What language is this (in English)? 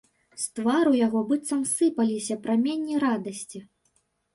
Belarusian